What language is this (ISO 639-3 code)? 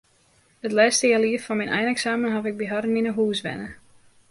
fry